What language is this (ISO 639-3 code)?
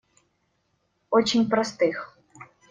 rus